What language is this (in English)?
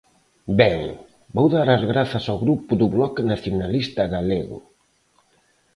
Galician